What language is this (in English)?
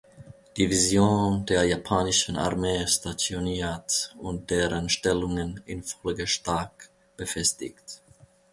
German